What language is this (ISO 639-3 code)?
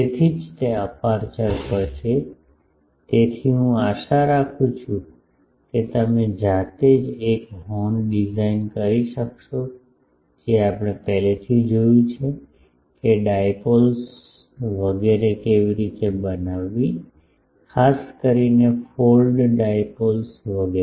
guj